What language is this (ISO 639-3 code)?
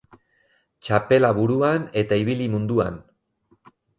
eus